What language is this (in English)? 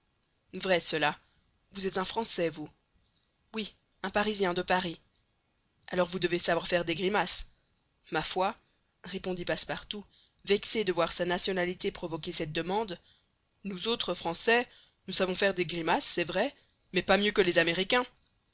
French